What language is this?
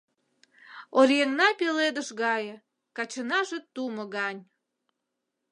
Mari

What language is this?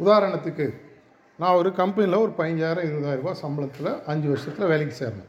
Tamil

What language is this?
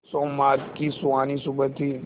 Hindi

